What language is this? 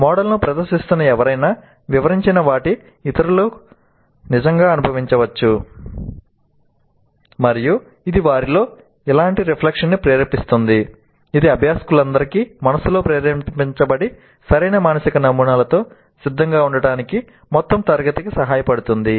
Telugu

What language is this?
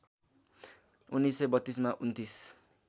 Nepali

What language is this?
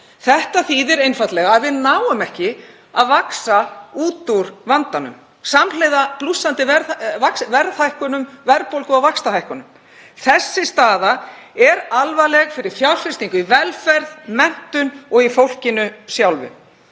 Icelandic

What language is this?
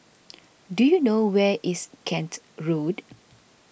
English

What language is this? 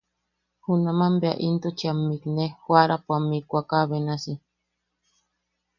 Yaqui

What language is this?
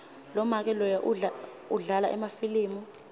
Swati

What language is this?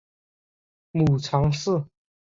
Chinese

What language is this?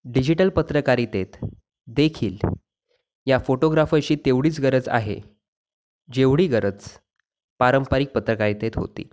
Marathi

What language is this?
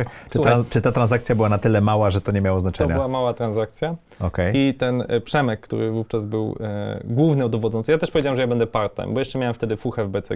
Polish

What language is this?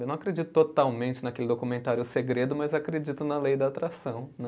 Portuguese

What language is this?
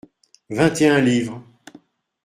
French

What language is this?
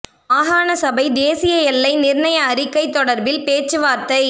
Tamil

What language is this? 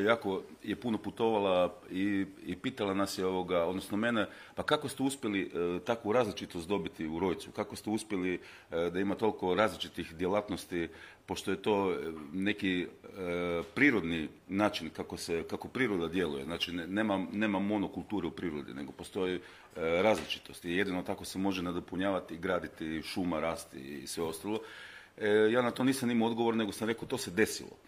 Croatian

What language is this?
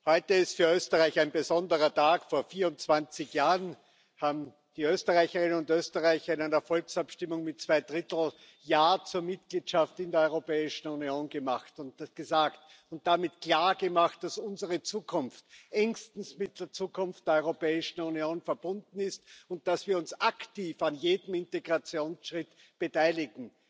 German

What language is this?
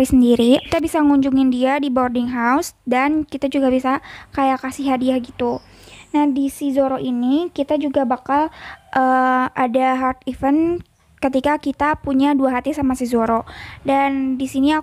Indonesian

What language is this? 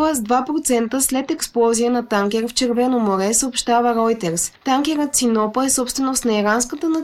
Bulgarian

